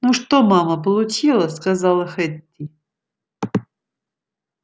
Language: Russian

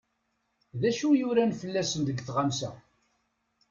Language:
Kabyle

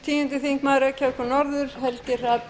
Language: Icelandic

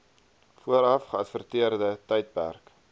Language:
Afrikaans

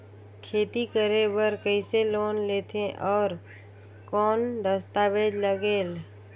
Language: Chhattisgarhi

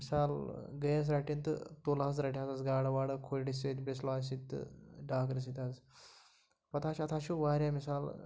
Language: Kashmiri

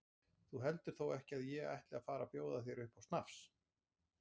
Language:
Icelandic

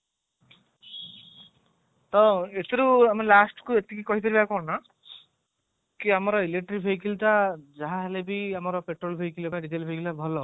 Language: Odia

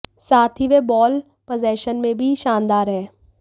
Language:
Hindi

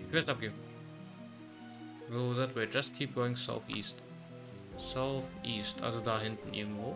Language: German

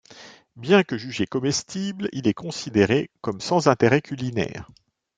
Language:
French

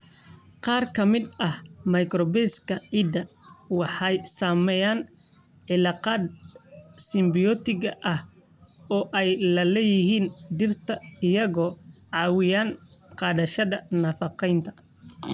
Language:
Somali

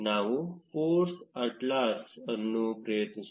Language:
Kannada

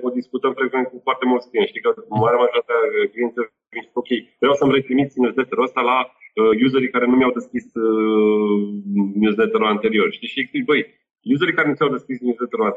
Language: Romanian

